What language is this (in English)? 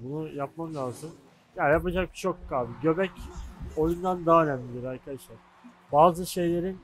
Turkish